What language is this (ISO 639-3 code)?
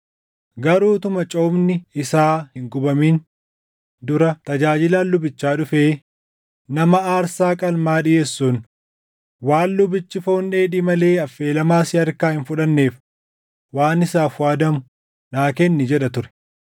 orm